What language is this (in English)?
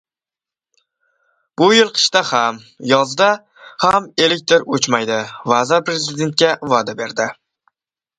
Uzbek